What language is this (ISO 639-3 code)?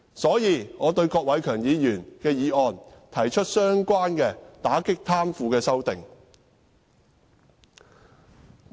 yue